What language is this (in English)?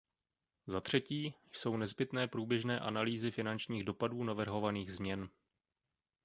Czech